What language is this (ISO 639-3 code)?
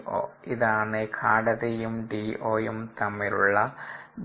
mal